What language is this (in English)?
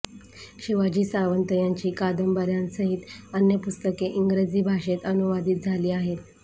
Marathi